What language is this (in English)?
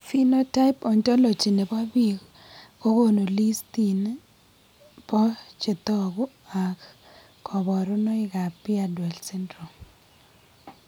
Kalenjin